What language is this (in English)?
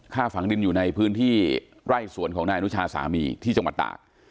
Thai